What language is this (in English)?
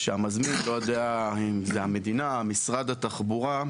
Hebrew